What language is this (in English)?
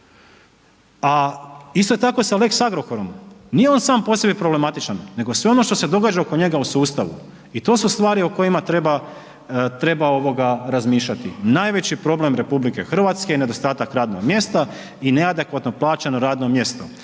Croatian